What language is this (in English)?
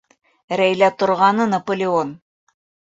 Bashkir